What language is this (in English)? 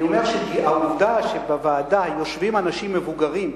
Hebrew